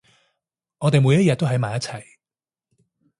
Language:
Cantonese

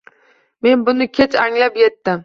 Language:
Uzbek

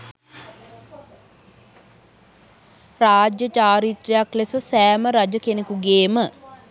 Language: Sinhala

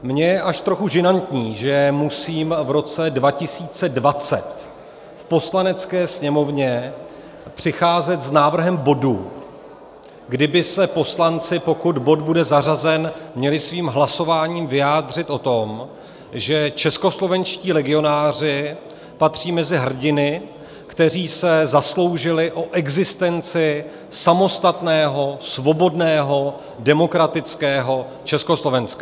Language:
Czech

